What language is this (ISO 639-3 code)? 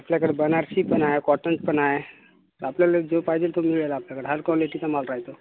mar